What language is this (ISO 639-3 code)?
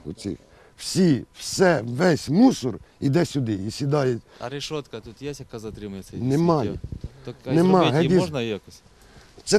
ukr